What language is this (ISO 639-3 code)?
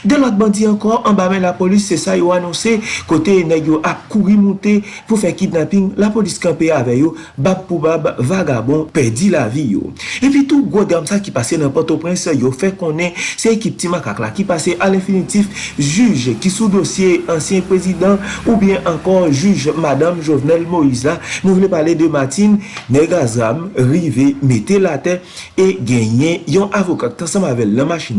fra